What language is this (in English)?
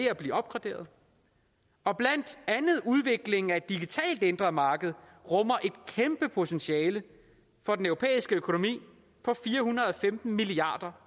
Danish